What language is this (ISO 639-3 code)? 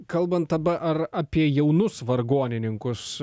lit